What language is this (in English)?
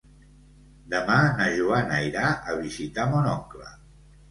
Catalan